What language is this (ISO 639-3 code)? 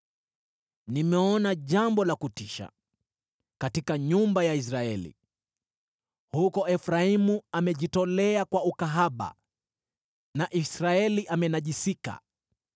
swa